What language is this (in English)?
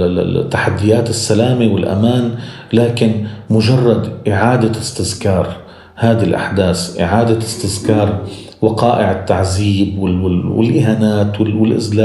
Arabic